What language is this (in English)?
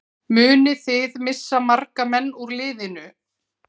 Icelandic